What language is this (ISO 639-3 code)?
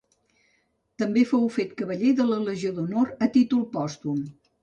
cat